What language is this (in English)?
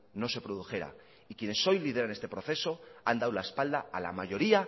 Spanish